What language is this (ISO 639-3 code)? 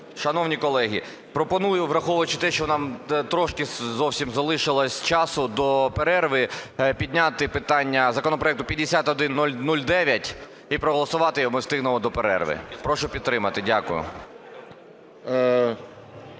ukr